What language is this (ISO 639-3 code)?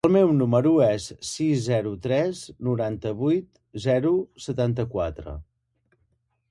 cat